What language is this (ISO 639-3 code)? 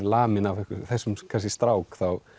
isl